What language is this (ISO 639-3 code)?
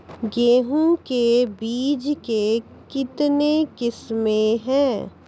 mai